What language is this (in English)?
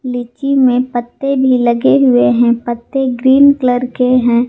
Hindi